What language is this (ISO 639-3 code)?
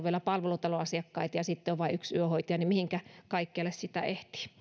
fin